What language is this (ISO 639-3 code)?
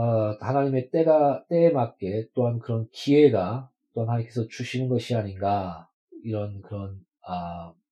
kor